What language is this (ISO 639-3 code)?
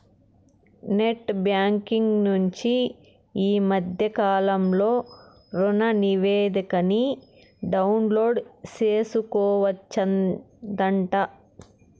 tel